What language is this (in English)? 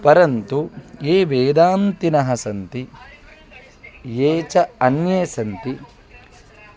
Sanskrit